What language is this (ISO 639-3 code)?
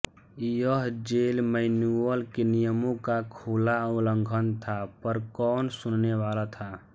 hin